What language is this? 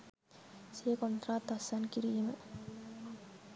Sinhala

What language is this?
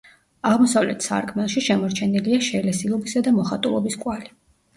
Georgian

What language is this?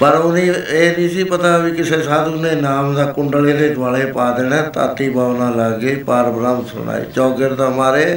Punjabi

